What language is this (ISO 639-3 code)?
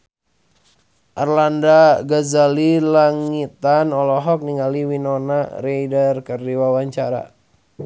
sun